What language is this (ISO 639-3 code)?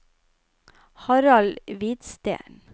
nor